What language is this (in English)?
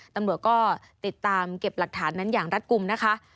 Thai